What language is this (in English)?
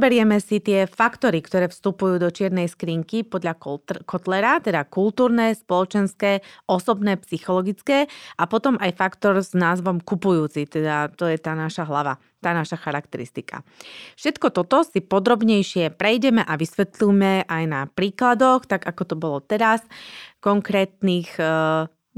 Slovak